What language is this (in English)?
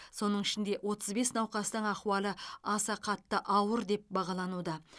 Kazakh